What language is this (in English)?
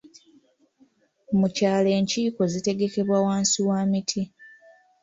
Ganda